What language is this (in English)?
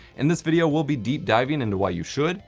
English